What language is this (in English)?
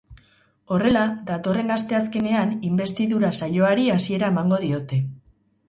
Basque